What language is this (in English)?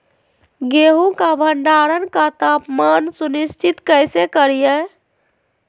Magahi